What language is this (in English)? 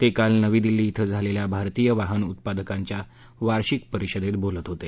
Marathi